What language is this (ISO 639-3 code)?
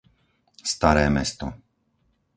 slk